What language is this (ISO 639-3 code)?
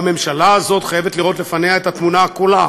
heb